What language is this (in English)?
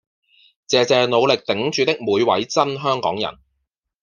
Cantonese